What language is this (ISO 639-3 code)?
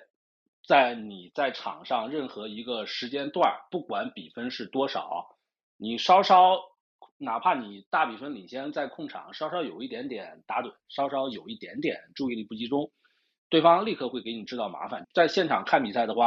zho